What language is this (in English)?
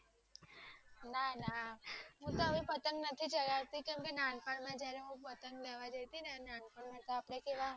Gujarati